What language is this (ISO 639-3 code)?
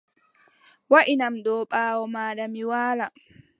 fub